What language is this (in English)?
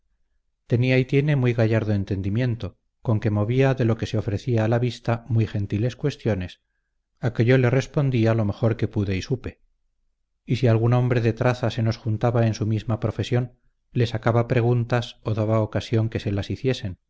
Spanish